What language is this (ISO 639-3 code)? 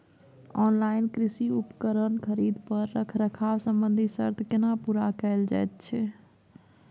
mai